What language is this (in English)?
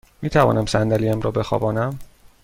Persian